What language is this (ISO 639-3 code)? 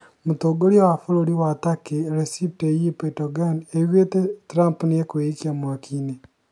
kik